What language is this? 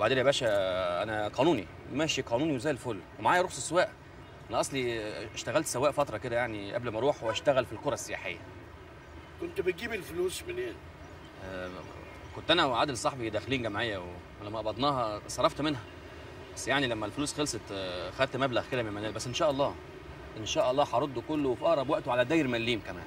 Arabic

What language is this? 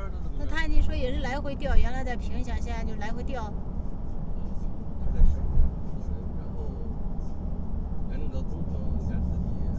Chinese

